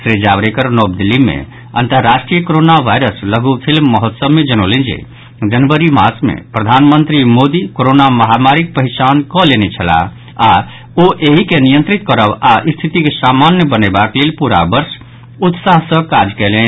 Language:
Maithili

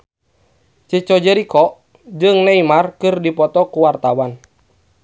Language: Sundanese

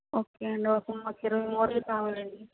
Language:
Telugu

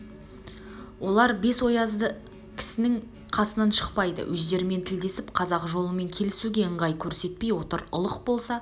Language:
Kazakh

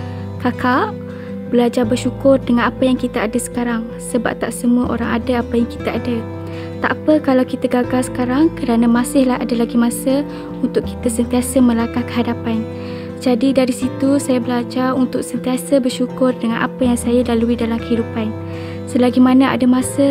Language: Malay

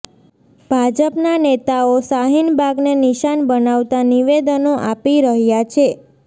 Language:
Gujarati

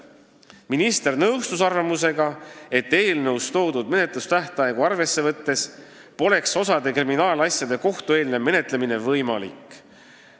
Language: Estonian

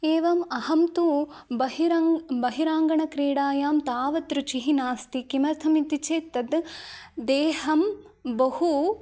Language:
Sanskrit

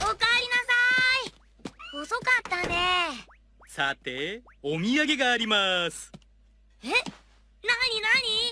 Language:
Japanese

